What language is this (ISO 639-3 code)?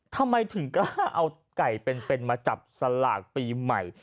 tha